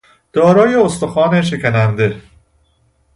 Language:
Persian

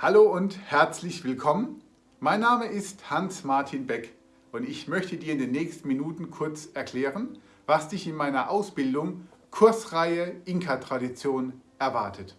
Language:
German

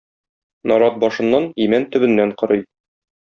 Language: Tatar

